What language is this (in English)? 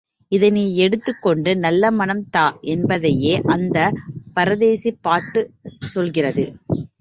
Tamil